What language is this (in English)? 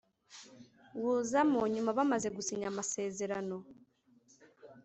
Kinyarwanda